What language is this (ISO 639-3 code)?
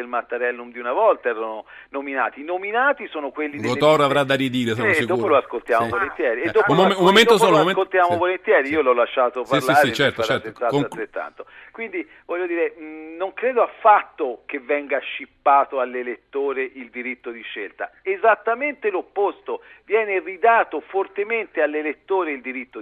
ita